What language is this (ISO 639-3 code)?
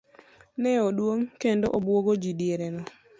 luo